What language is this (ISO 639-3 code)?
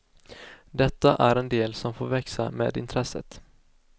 swe